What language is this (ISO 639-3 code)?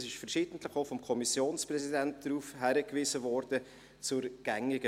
gsw